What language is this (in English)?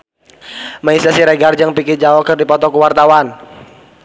Sundanese